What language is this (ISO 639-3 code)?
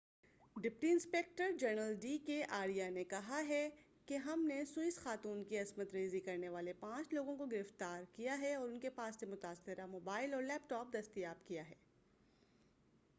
urd